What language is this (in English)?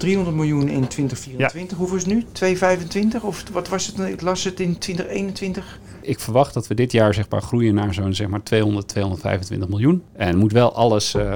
Dutch